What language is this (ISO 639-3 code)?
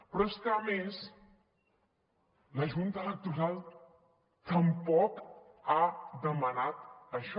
cat